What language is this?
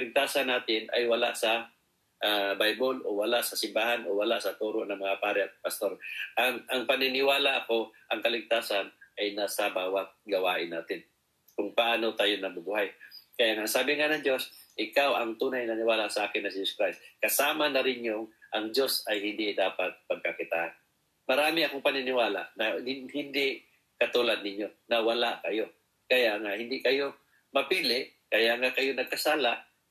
Filipino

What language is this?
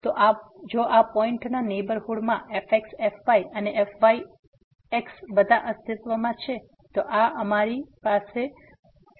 Gujarati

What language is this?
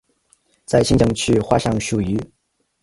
Chinese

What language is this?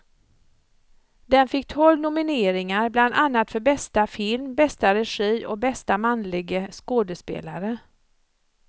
Swedish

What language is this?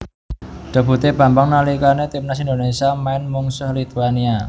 Javanese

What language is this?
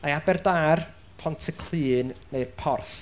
Welsh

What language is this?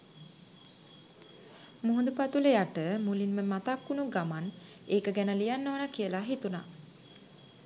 Sinhala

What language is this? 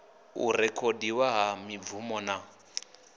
Venda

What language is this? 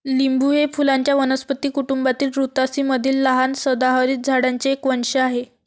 Marathi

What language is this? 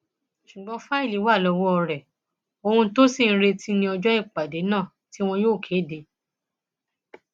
Yoruba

